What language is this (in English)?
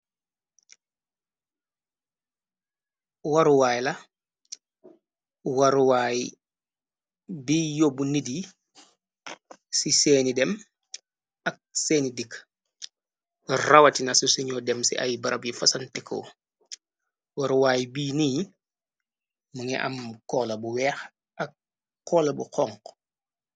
Wolof